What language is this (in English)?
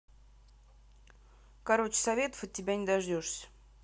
Russian